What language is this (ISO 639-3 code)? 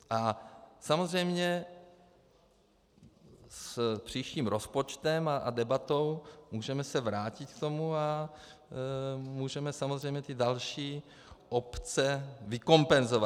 ces